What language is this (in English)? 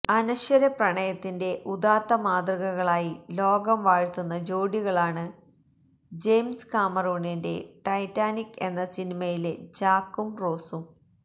Malayalam